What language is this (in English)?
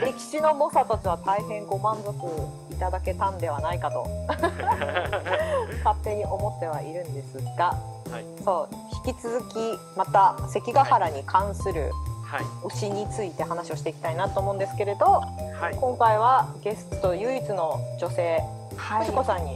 Japanese